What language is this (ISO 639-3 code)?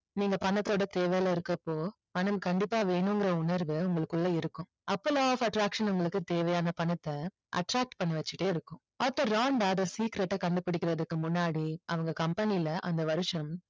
tam